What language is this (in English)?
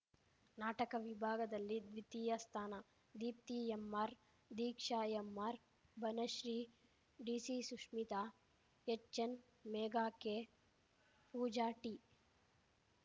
Kannada